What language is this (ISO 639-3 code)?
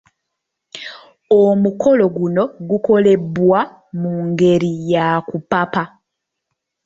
lug